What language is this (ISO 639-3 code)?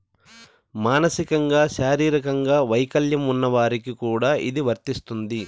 tel